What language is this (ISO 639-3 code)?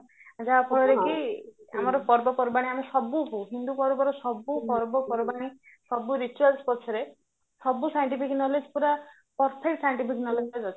ori